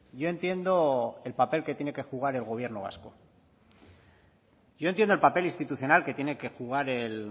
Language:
Spanish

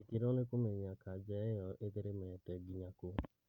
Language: Kikuyu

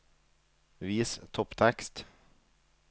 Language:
Norwegian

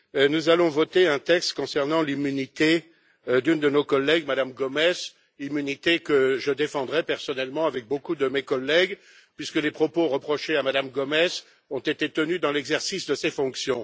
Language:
French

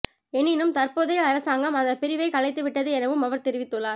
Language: Tamil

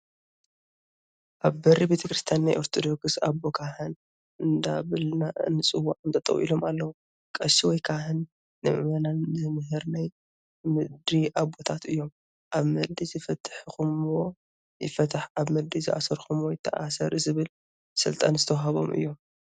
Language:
Tigrinya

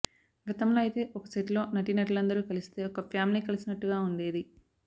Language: Telugu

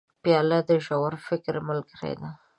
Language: Pashto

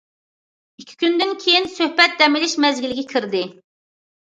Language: Uyghur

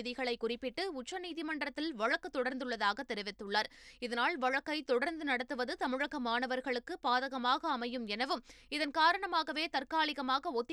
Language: Tamil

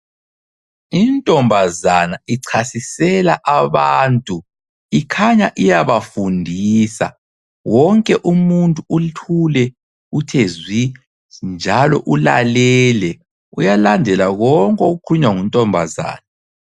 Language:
North Ndebele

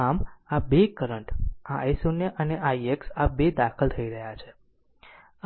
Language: Gujarati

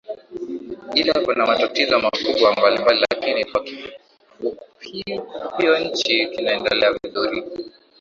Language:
Swahili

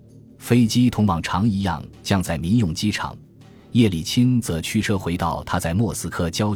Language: Chinese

